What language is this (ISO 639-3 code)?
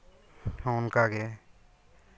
sat